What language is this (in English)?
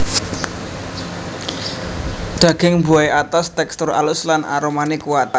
Javanese